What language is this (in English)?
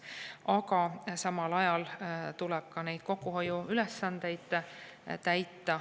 Estonian